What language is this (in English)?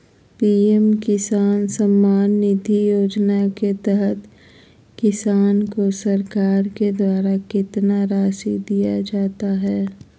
Magahi